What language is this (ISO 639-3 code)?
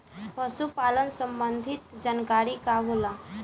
bho